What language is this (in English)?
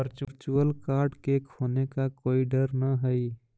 Magahi